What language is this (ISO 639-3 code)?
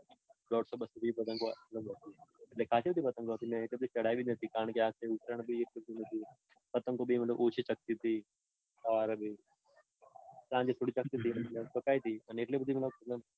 guj